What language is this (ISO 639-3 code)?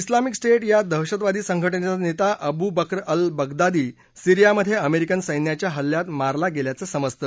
mar